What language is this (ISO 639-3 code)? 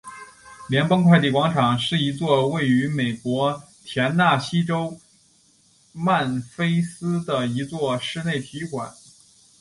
zho